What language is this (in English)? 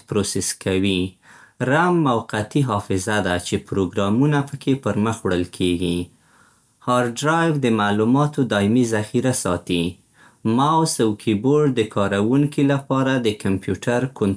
Central Pashto